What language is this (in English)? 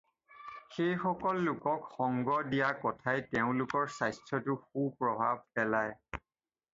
Assamese